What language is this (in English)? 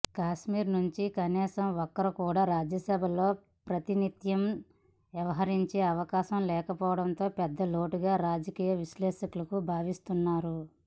Telugu